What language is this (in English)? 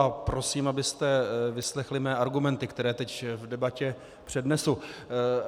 Czech